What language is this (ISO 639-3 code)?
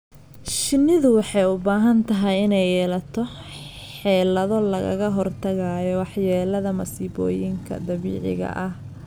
som